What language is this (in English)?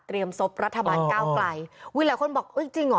Thai